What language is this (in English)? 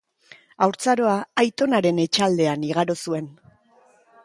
Basque